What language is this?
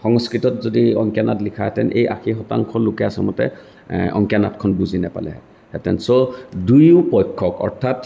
Assamese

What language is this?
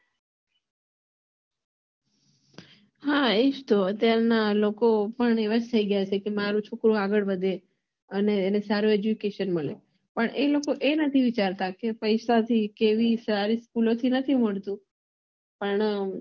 Gujarati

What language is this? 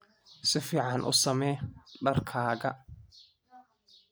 Somali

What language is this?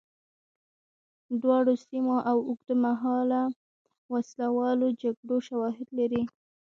Pashto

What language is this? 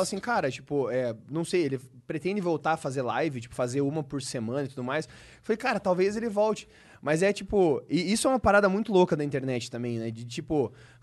Portuguese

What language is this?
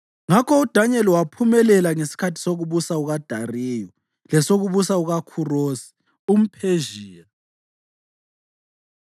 North Ndebele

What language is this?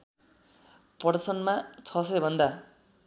Nepali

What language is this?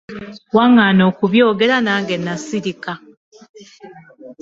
Ganda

